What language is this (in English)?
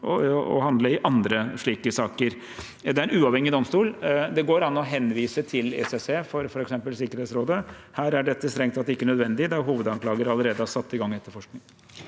Norwegian